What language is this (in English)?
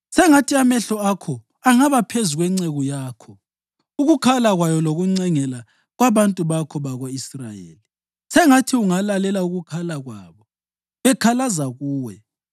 North Ndebele